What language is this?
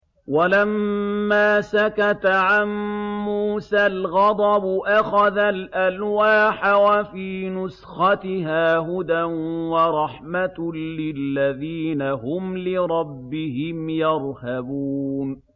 Arabic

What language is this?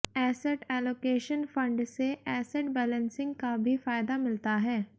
Hindi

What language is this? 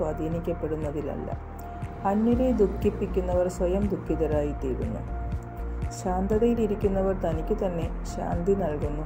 Malayalam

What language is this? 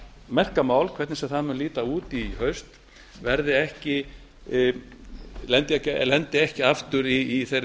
Icelandic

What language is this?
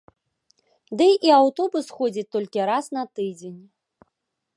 Belarusian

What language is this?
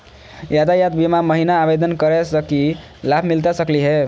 Magahi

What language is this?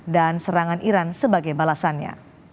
Indonesian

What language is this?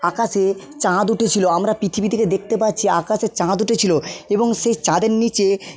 Bangla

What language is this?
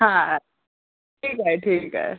Sindhi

